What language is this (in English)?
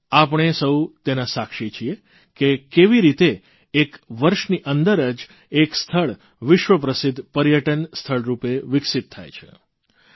Gujarati